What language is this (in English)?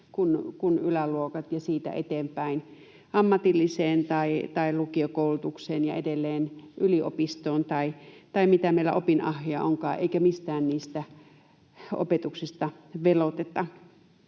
Finnish